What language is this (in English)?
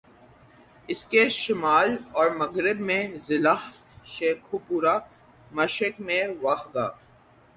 Urdu